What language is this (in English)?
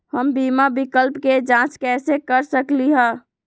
Magahi